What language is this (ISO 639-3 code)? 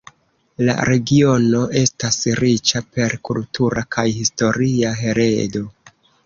epo